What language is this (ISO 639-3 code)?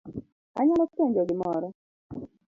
luo